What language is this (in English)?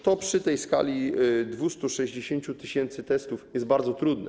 Polish